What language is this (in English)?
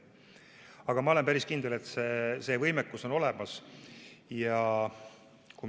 Estonian